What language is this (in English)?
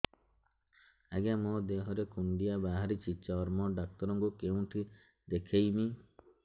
Odia